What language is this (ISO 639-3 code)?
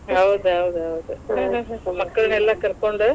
kan